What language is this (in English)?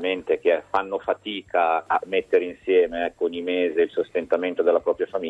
Italian